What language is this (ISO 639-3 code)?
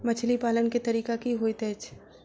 mai